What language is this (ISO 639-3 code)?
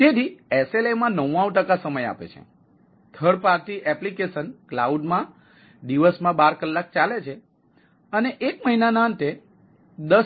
guj